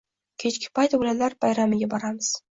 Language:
Uzbek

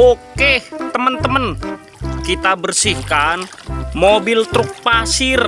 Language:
Indonesian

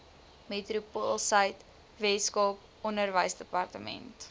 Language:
Afrikaans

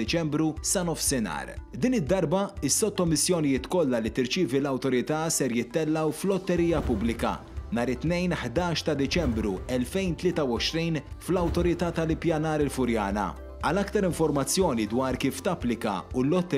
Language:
Arabic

